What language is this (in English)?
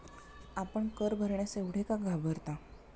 Marathi